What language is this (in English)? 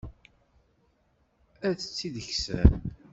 Kabyle